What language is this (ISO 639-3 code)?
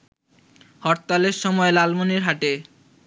ben